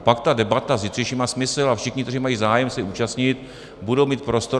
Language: Czech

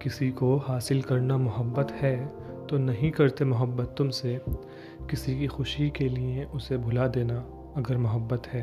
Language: Hindi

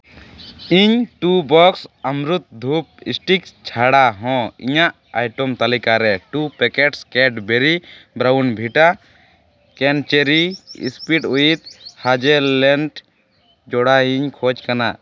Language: Santali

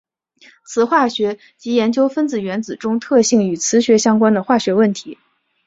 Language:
Chinese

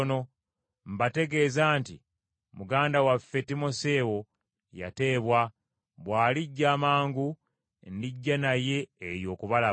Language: Ganda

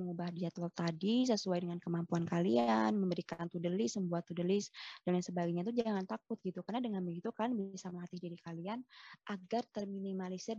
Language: Indonesian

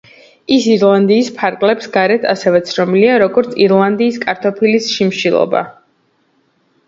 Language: Georgian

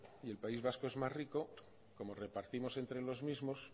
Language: Spanish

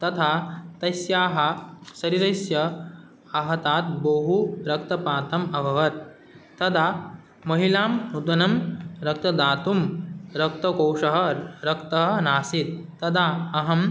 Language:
Sanskrit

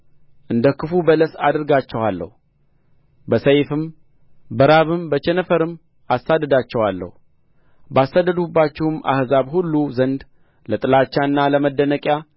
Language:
Amharic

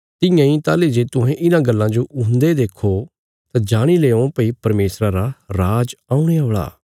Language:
Bilaspuri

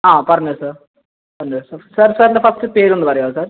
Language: Malayalam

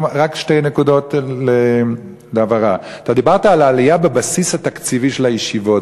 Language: Hebrew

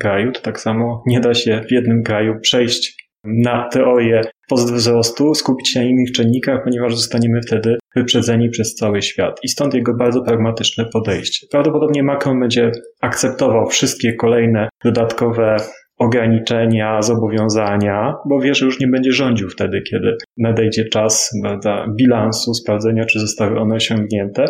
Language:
Polish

